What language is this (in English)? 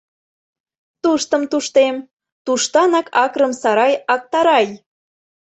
Mari